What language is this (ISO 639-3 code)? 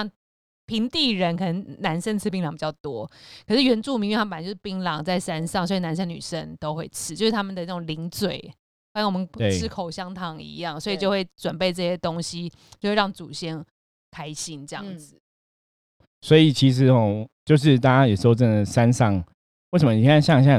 zho